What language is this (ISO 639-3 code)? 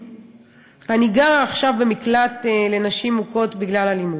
heb